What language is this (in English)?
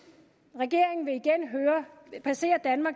Danish